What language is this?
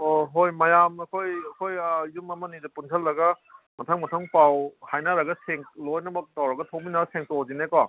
Manipuri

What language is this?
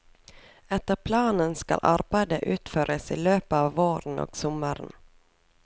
Norwegian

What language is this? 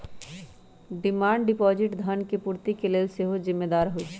Magahi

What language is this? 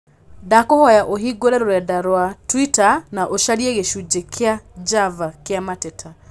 Kikuyu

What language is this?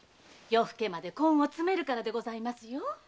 Japanese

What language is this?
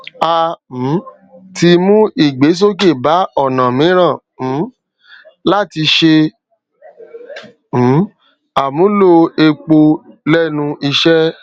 Yoruba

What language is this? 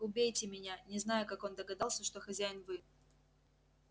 Russian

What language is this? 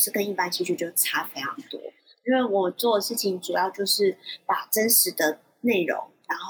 Chinese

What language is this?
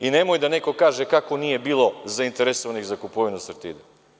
Serbian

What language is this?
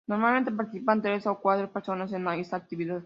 Spanish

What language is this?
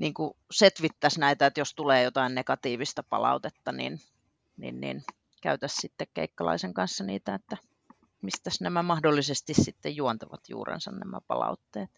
Finnish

